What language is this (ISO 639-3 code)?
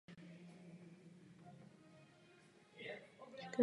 ces